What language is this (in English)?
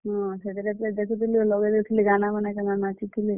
Odia